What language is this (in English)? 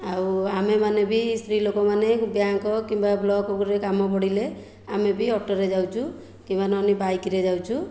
Odia